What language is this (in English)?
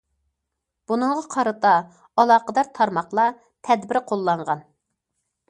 Uyghur